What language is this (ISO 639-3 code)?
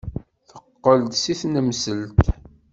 kab